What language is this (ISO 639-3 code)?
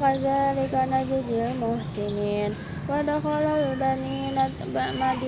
ind